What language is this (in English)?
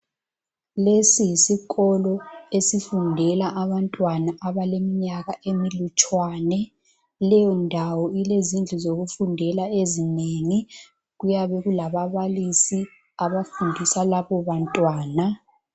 North Ndebele